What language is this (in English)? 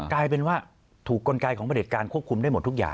Thai